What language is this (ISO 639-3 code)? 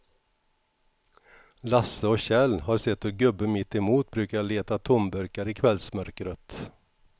swe